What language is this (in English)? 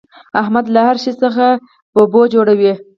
Pashto